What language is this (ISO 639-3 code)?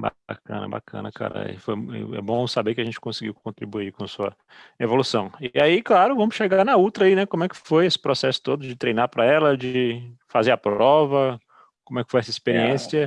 por